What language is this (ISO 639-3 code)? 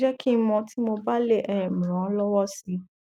yor